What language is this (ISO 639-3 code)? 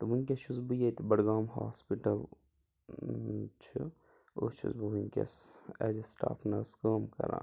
kas